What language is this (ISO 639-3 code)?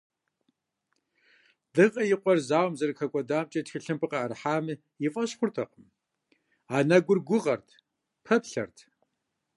kbd